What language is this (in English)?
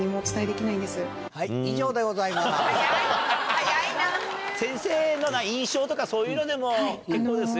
Japanese